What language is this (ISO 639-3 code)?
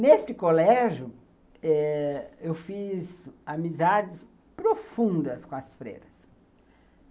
por